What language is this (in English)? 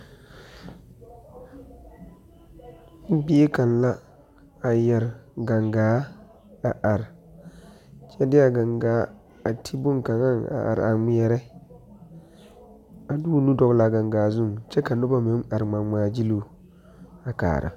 Southern Dagaare